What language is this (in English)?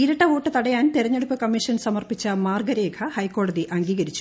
Malayalam